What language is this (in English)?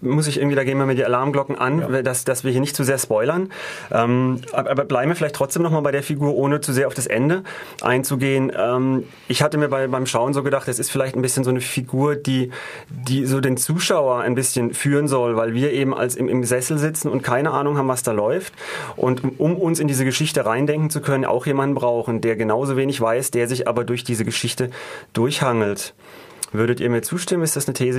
German